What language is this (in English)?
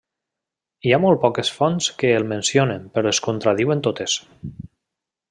Catalan